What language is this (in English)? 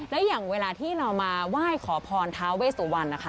Thai